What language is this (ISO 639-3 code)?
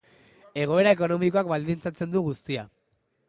eus